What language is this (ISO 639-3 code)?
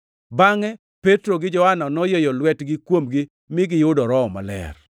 luo